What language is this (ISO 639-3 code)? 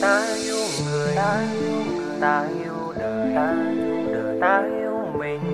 vie